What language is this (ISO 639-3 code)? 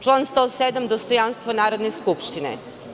srp